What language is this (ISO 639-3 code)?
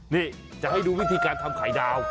tha